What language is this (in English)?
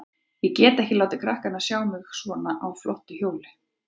Icelandic